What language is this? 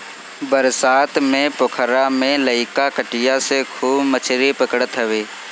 Bhojpuri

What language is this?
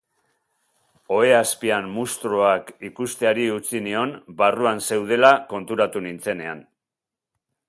Basque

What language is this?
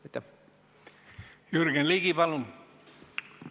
Estonian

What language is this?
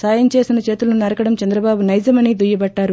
Telugu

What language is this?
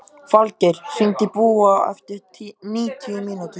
Icelandic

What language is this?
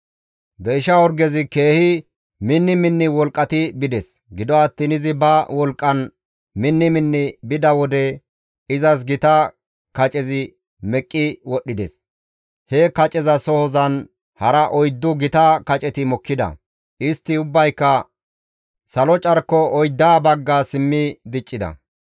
Gamo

